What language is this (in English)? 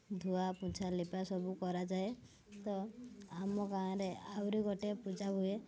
Odia